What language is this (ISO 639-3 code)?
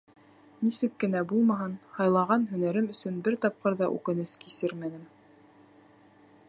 bak